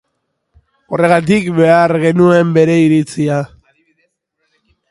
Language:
Basque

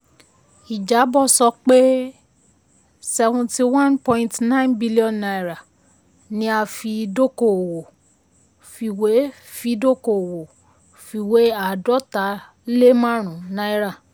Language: Yoruba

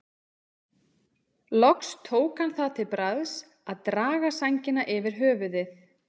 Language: Icelandic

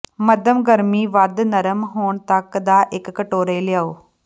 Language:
Punjabi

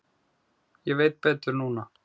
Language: Icelandic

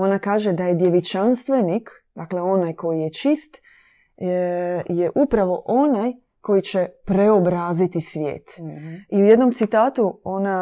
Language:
Croatian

